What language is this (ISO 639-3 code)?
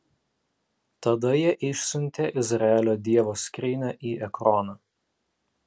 lit